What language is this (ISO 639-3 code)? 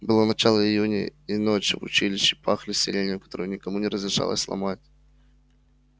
rus